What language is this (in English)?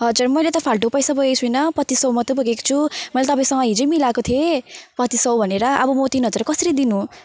Nepali